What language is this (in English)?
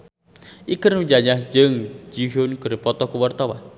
Sundanese